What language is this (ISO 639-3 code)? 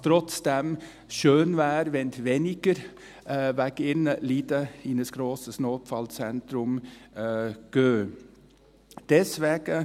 gsw